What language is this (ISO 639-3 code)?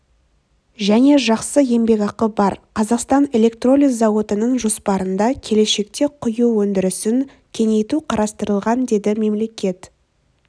kaz